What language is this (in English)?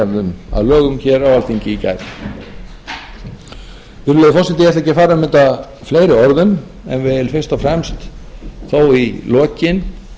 Icelandic